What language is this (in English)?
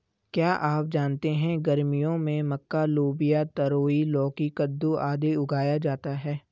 Hindi